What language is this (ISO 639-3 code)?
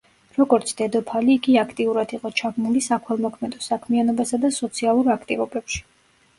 kat